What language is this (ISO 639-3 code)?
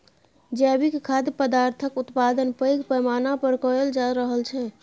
mai